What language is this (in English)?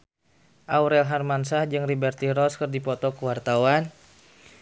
Sundanese